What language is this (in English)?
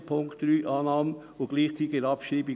Swiss German